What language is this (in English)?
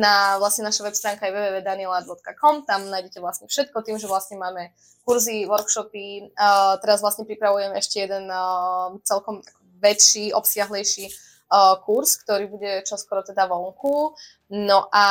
Slovak